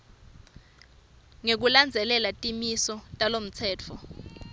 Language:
Swati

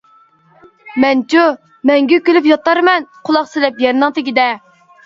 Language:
Uyghur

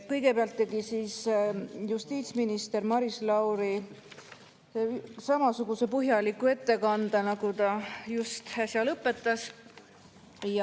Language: Estonian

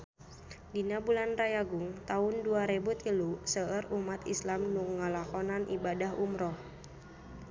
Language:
Sundanese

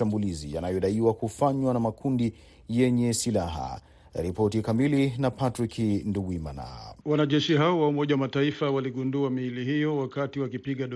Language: Swahili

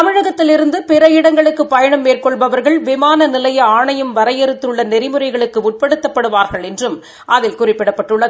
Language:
Tamil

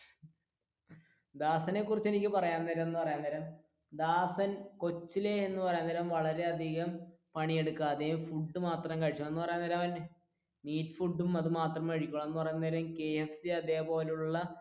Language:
Malayalam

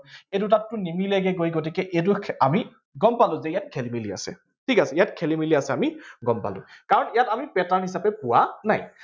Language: Assamese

